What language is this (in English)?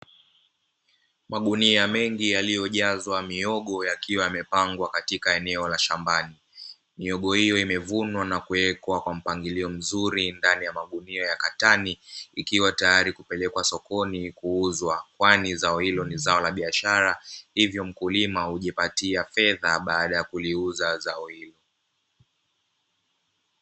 Swahili